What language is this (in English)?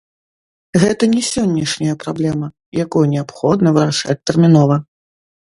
Belarusian